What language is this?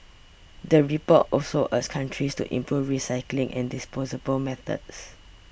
English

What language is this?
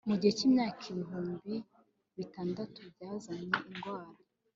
Kinyarwanda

